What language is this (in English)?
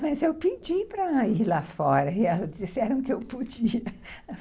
Portuguese